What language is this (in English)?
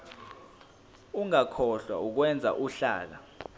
Zulu